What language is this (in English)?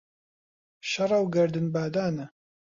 Central Kurdish